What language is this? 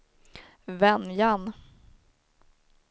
Swedish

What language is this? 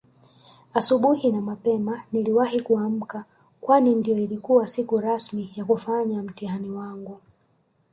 Swahili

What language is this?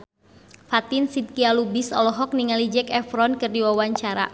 Sundanese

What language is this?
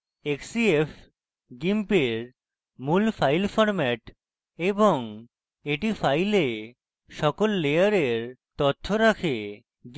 Bangla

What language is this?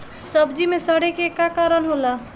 Bhojpuri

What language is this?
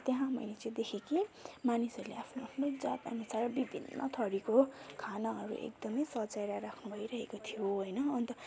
Nepali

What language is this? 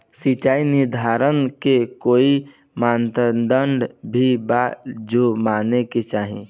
Bhojpuri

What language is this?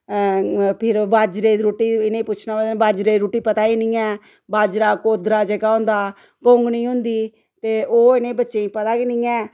Dogri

